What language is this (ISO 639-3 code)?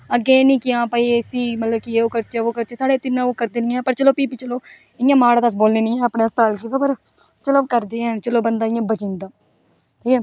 doi